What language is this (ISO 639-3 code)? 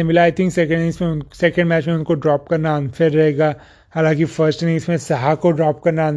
hin